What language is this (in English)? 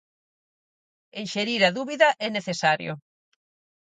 Galician